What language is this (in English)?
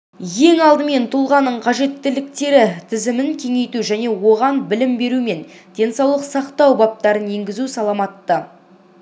Kazakh